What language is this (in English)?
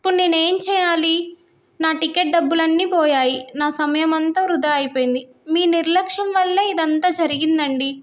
Telugu